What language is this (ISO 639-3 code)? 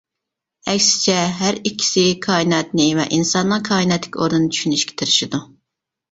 uig